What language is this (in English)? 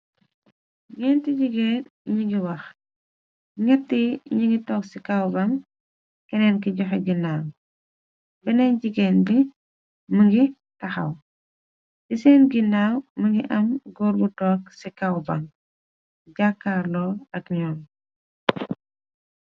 Wolof